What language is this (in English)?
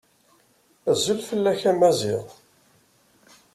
Kabyle